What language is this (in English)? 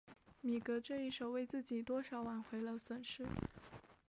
Chinese